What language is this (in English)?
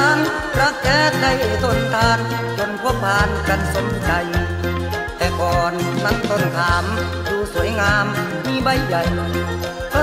Thai